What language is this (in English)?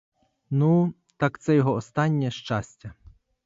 Ukrainian